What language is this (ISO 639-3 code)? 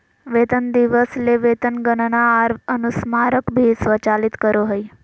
mag